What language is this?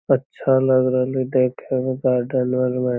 Magahi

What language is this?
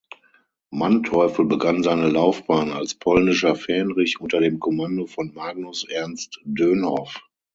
German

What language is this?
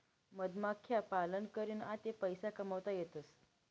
Marathi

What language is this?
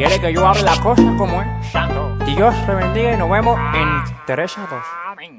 Spanish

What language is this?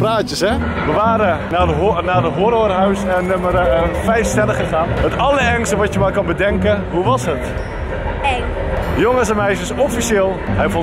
Dutch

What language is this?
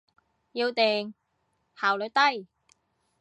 Cantonese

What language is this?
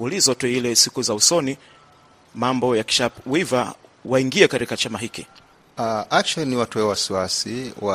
Swahili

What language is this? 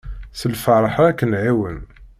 Kabyle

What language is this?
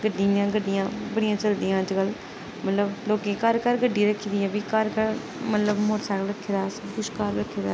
Dogri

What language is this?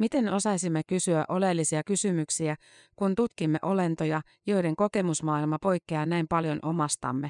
Finnish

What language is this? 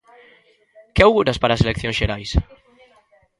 Galician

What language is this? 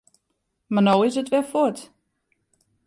Western Frisian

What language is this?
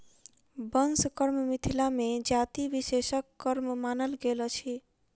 Maithili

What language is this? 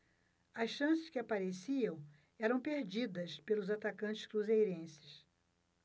Portuguese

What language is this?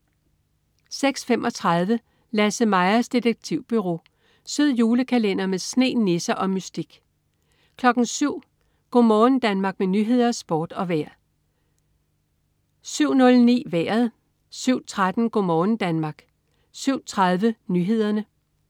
Danish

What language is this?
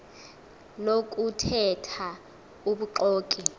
Xhosa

